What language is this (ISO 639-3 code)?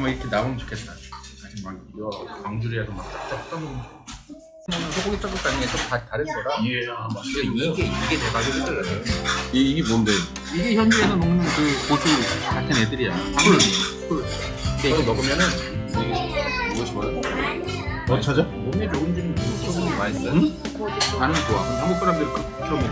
kor